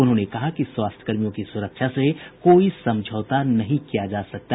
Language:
Hindi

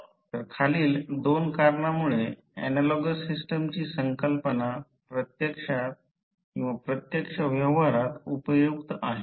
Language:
Marathi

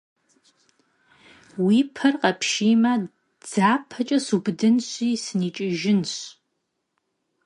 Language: Kabardian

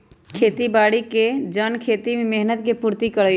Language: Magahi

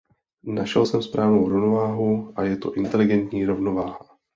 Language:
Czech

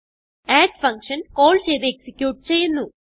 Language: Malayalam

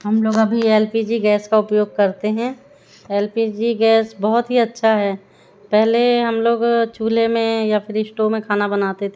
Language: Hindi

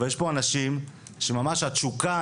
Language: Hebrew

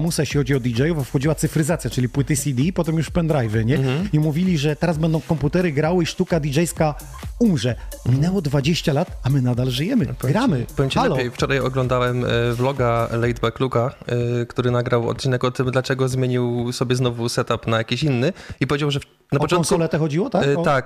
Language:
Polish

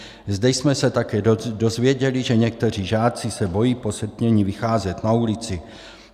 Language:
Czech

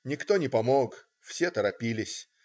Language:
Russian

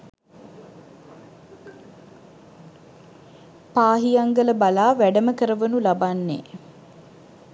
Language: Sinhala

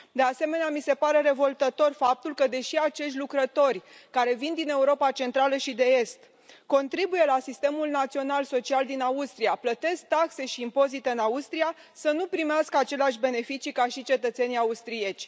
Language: Romanian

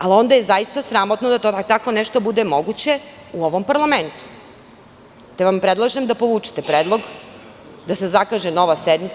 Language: Serbian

